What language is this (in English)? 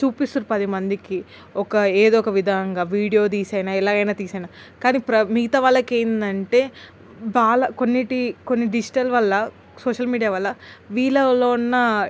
Telugu